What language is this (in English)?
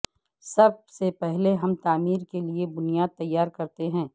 Urdu